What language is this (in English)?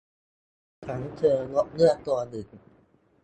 Thai